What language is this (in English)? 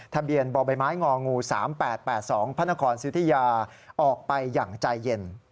Thai